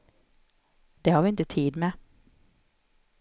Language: Swedish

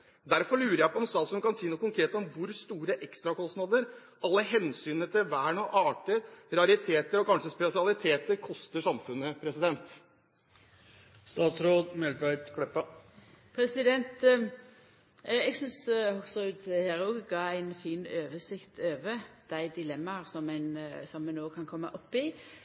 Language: Norwegian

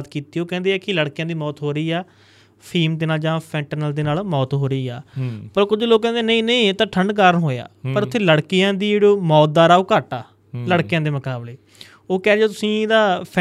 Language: Punjabi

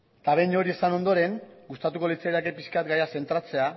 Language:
Basque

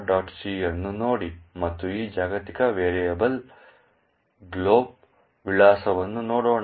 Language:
Kannada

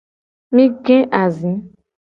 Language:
Gen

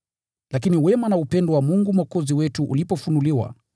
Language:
Swahili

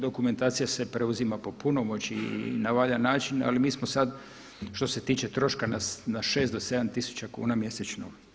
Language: Croatian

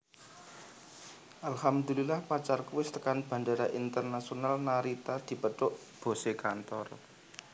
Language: Javanese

